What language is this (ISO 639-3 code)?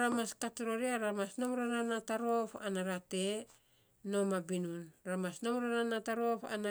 sps